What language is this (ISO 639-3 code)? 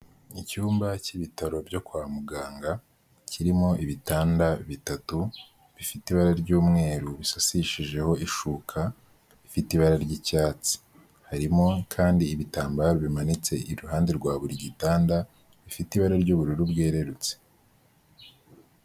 kin